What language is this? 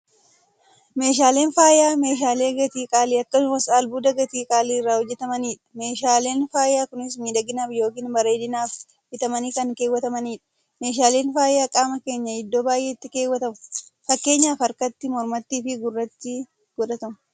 Oromo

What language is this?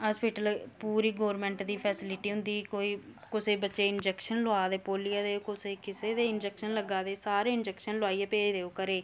Dogri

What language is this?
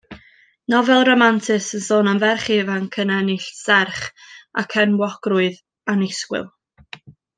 Welsh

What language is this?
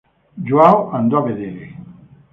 Italian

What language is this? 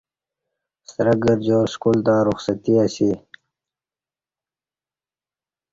Kati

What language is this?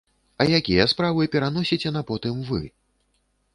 Belarusian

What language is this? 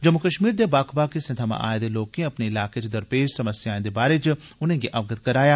Dogri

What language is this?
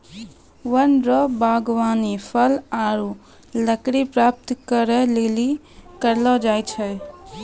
Maithili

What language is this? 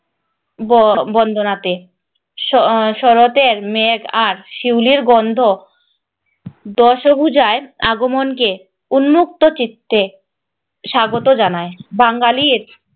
Bangla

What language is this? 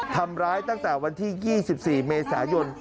Thai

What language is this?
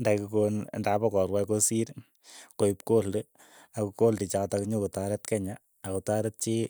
Keiyo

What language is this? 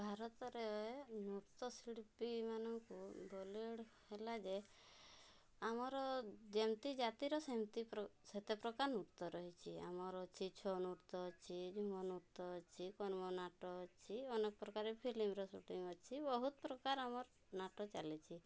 Odia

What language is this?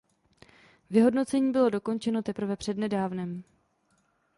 Czech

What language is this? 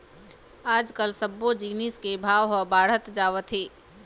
Chhattisgarhi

